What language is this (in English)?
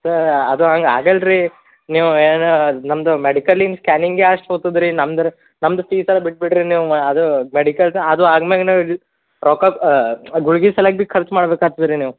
Kannada